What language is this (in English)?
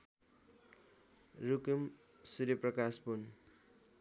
Nepali